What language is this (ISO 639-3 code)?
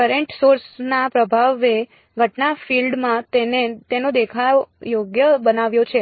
guj